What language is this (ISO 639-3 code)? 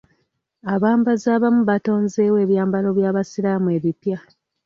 lug